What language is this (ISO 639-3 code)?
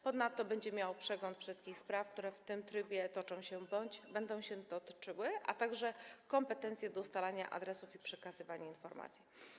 pol